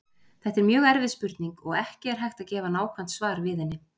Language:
Icelandic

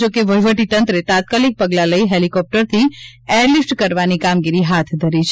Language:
Gujarati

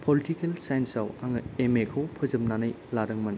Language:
Bodo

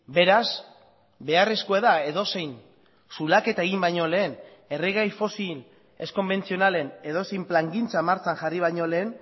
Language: Basque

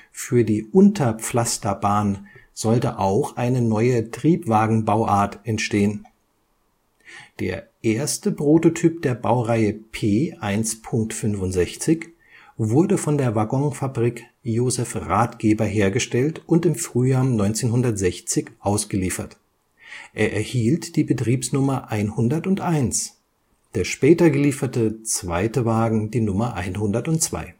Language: German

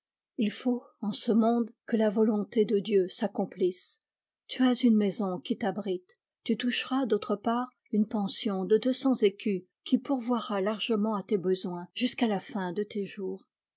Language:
French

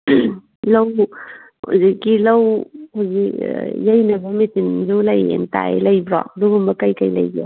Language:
Manipuri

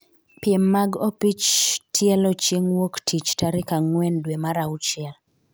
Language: Luo (Kenya and Tanzania)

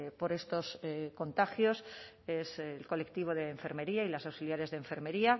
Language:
Spanish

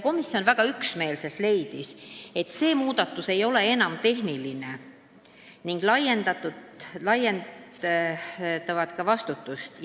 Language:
Estonian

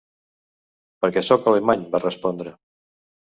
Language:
Catalan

